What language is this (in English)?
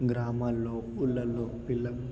Telugu